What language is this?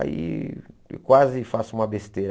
Portuguese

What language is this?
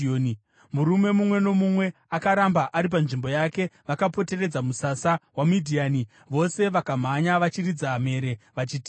Shona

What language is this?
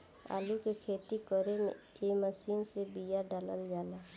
Bhojpuri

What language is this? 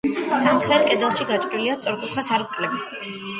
Georgian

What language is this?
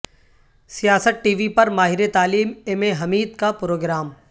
Urdu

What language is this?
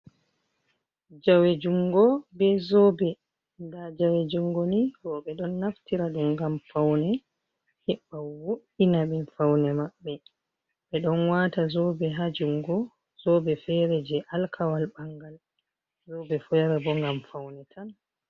Fula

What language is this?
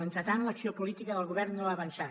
Catalan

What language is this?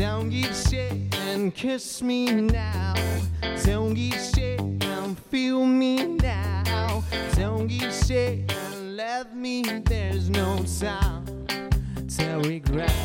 Russian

